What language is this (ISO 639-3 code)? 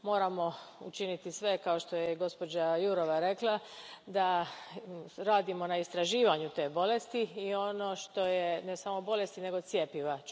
hrv